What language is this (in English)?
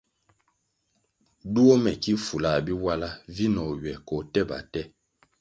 Kwasio